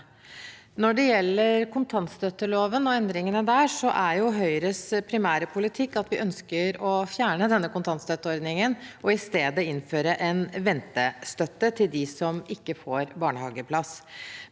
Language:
Norwegian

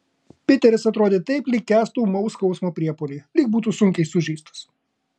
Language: Lithuanian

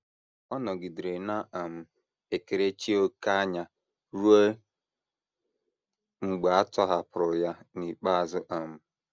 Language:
Igbo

